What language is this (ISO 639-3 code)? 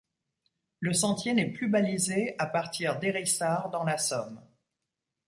fra